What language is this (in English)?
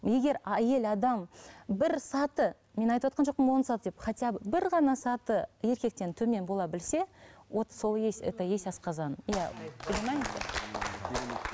Kazakh